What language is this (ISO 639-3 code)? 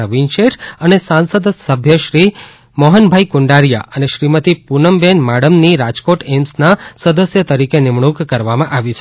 guj